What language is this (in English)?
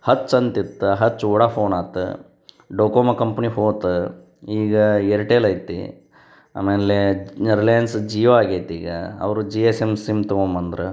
Kannada